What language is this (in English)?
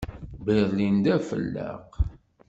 Kabyle